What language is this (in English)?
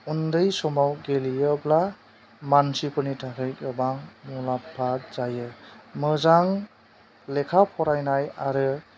Bodo